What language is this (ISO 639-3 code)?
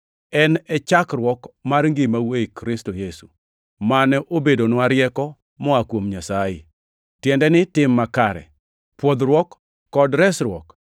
luo